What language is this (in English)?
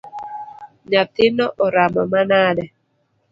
Luo (Kenya and Tanzania)